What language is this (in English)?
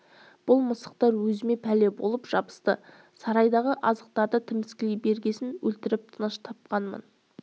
Kazakh